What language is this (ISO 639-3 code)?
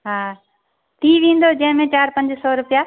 snd